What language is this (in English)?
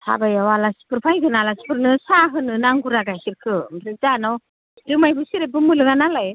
Bodo